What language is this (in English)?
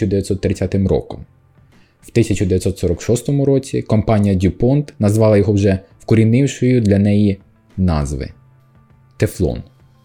Ukrainian